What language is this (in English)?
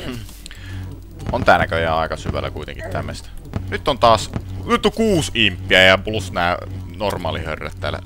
Finnish